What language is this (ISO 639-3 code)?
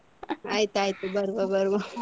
kan